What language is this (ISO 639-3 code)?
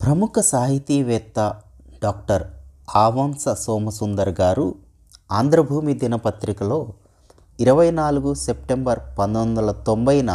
tel